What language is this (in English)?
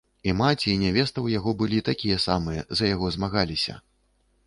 Belarusian